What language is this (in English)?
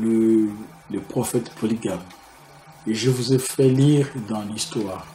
French